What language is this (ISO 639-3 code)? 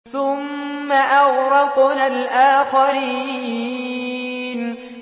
ara